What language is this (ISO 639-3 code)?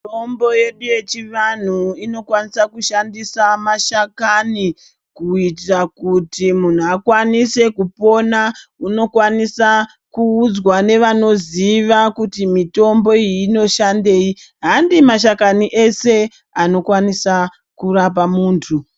ndc